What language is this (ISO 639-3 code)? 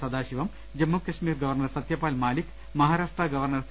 mal